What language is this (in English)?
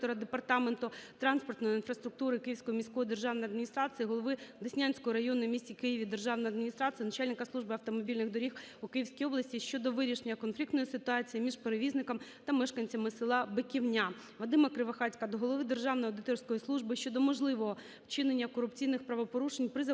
Ukrainian